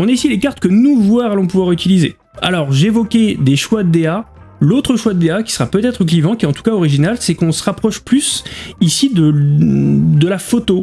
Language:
French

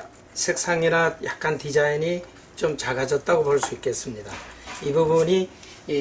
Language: Korean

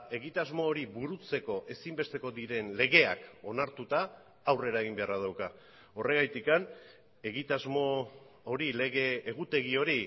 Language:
Basque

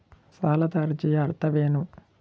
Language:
Kannada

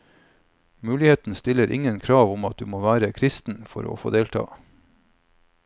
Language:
Norwegian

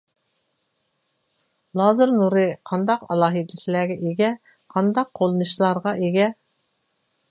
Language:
Uyghur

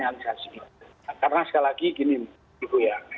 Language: Indonesian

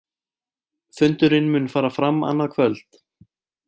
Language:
Icelandic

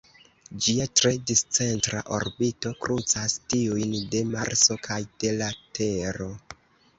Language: Esperanto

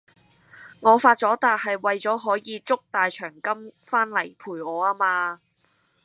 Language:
Cantonese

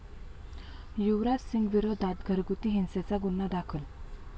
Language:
Marathi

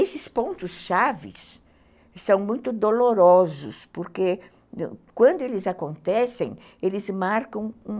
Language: Portuguese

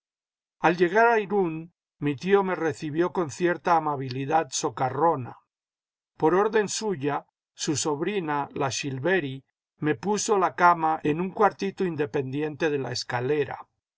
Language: Spanish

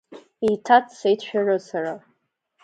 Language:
Abkhazian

